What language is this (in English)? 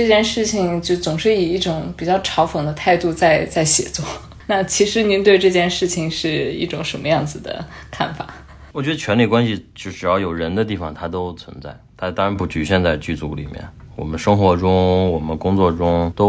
Chinese